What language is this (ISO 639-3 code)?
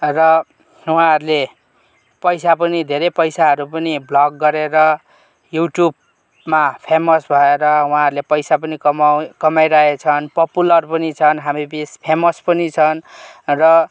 nep